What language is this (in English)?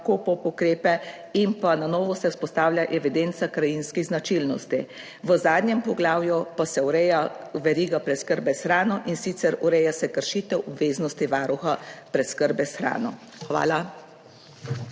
Slovenian